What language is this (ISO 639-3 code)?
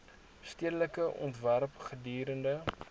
afr